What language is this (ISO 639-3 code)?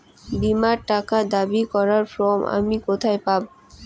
ben